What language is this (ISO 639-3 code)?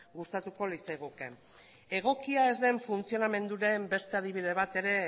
eus